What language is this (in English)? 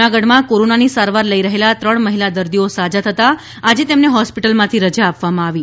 Gujarati